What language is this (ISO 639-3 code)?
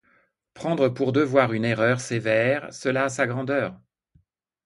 fra